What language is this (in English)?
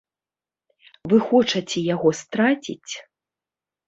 Belarusian